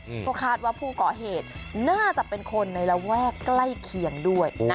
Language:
Thai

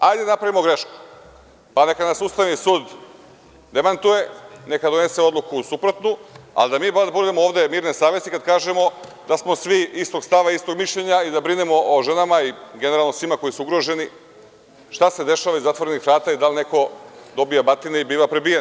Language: Serbian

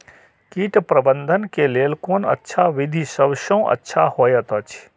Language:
Maithili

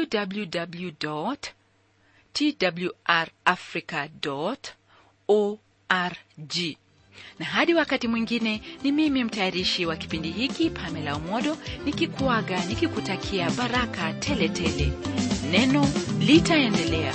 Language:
Swahili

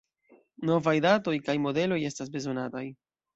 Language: Esperanto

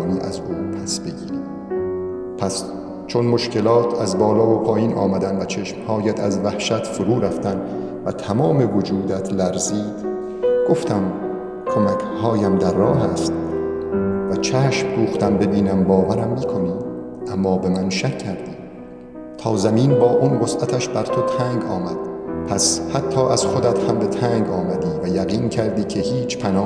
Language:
Persian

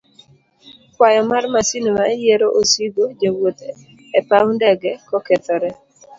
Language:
Luo (Kenya and Tanzania)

